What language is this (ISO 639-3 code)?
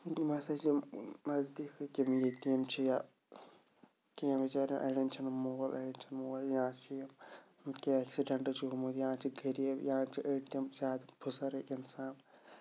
kas